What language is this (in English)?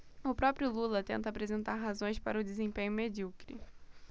Portuguese